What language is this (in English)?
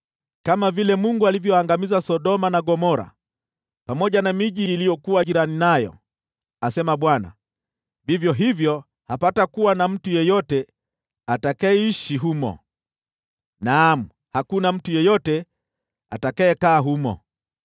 Swahili